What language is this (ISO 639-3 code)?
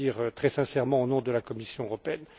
fra